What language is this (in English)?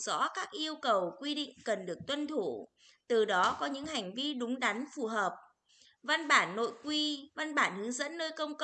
Vietnamese